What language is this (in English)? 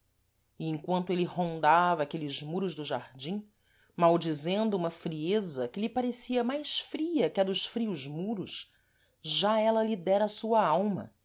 Portuguese